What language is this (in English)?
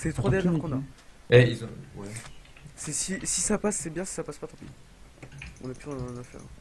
French